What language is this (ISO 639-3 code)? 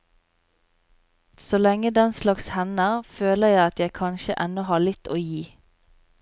nor